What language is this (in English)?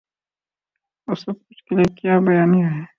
Urdu